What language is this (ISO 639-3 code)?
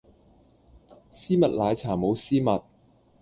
yue